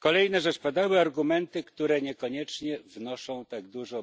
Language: Polish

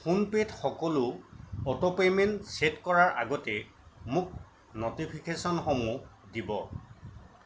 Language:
Assamese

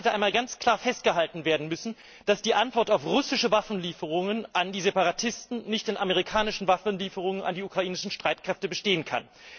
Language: German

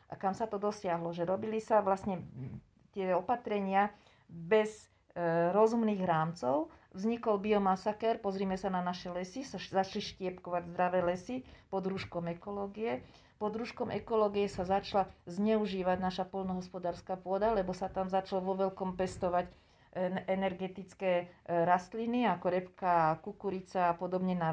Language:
Slovak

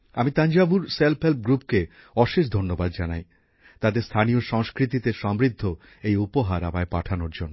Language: Bangla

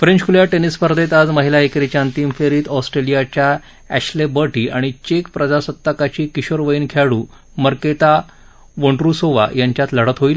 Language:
Marathi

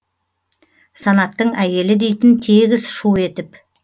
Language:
Kazakh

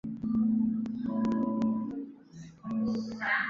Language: Chinese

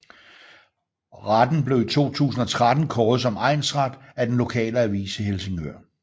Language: Danish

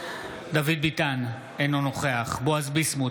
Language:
Hebrew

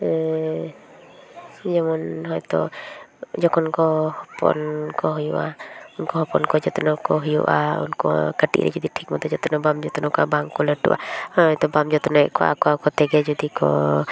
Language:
Santali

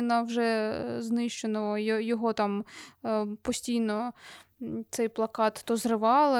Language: Ukrainian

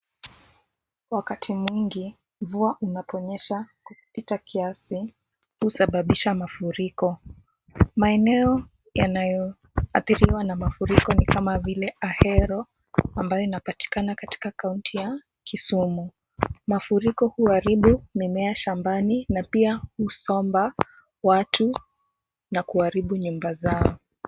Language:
Swahili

